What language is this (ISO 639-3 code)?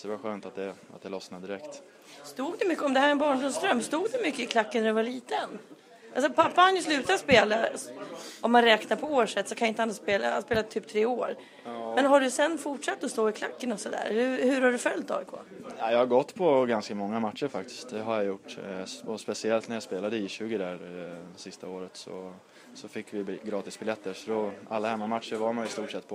swe